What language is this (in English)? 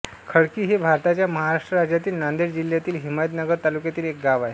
Marathi